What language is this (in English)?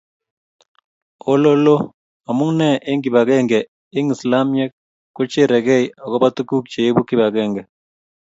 Kalenjin